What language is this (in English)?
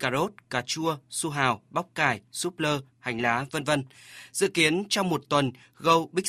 Vietnamese